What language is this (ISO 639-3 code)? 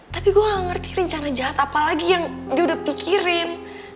ind